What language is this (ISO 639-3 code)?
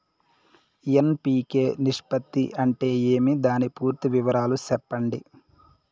tel